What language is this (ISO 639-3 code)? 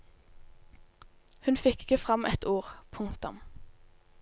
nor